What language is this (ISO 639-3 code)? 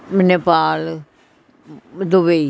pan